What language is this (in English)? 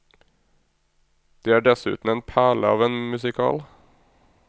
Norwegian